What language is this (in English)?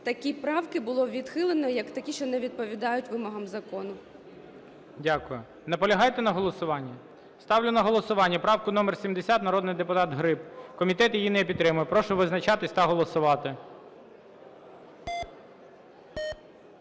Ukrainian